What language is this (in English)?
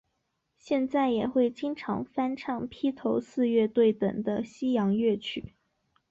Chinese